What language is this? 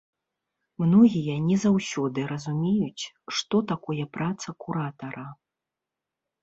Belarusian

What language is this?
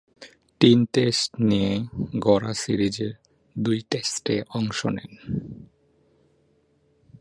Bangla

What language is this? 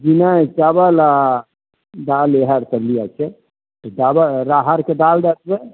Maithili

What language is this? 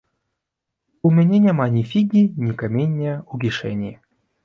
Belarusian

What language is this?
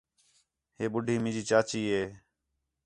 Khetrani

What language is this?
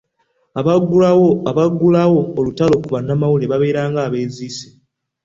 Ganda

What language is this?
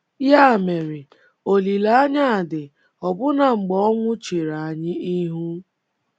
Igbo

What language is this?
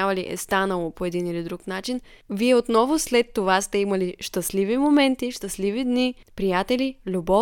Bulgarian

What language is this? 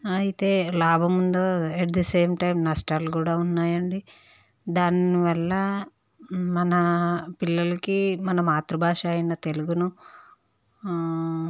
Telugu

